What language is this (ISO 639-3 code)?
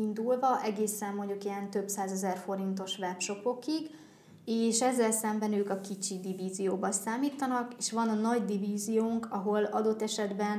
hun